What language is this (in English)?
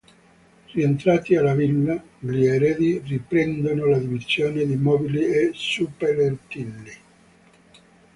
Italian